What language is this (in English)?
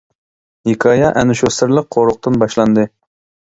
Uyghur